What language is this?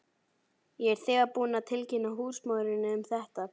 Icelandic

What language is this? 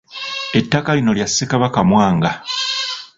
Ganda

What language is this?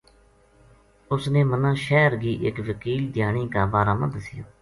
Gujari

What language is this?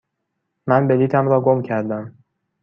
Persian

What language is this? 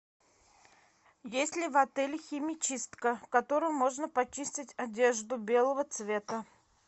Russian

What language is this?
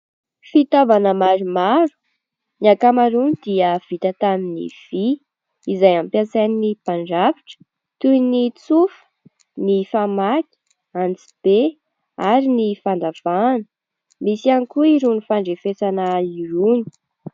Malagasy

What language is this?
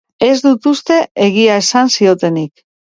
Basque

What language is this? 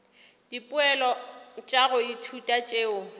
Northern Sotho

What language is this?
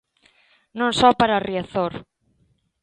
Galician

